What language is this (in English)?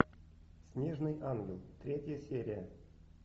Russian